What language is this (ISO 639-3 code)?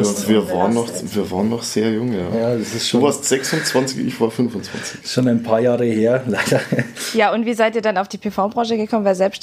deu